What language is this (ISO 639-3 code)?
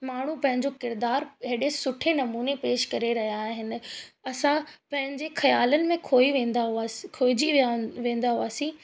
snd